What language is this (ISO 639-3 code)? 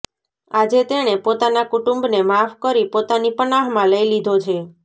guj